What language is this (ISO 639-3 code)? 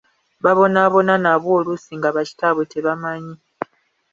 lug